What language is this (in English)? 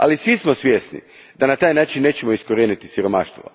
Croatian